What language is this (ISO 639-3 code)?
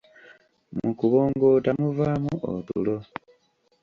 lug